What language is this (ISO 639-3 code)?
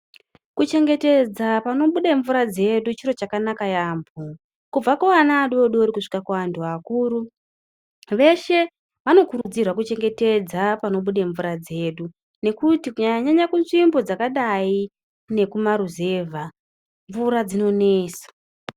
ndc